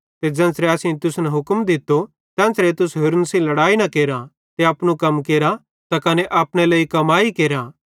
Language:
Bhadrawahi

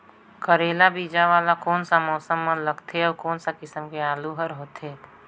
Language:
Chhattisgarhi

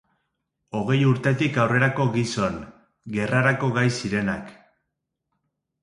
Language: Basque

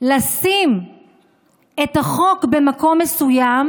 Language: Hebrew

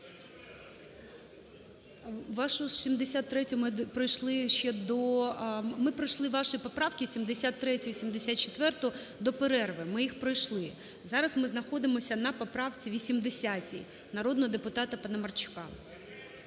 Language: Ukrainian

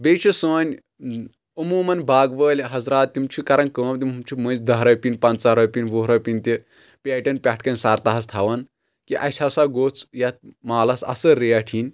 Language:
Kashmiri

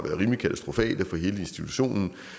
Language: Danish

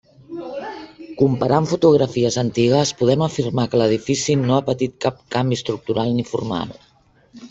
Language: Catalan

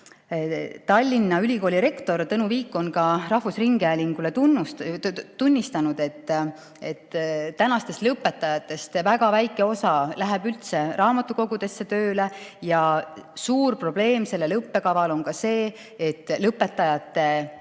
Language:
Estonian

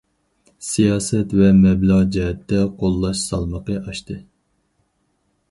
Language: Uyghur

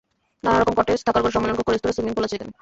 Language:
Bangla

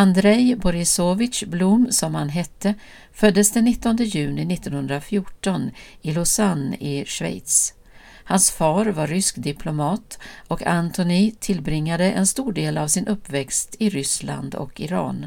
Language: Swedish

